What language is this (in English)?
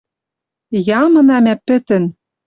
Western Mari